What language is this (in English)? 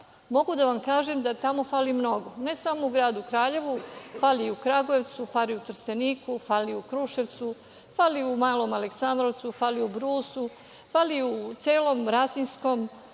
Serbian